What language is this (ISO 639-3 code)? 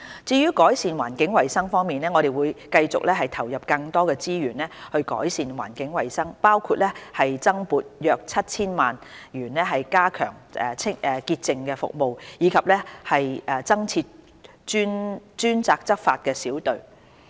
yue